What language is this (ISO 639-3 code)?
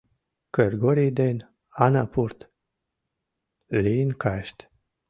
chm